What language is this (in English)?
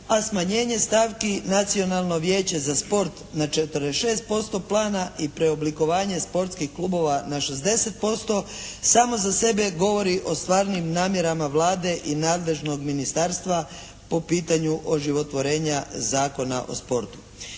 Croatian